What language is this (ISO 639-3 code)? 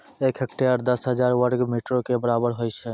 mai